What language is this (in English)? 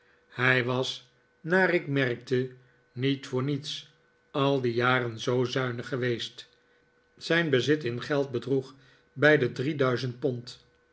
Dutch